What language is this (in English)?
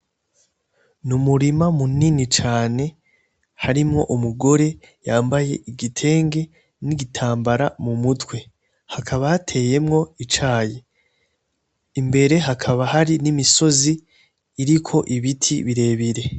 Rundi